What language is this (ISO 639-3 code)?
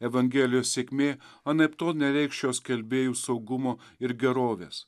lit